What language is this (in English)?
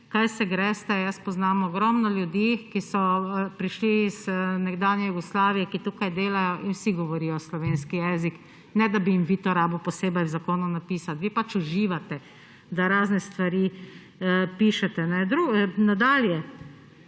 Slovenian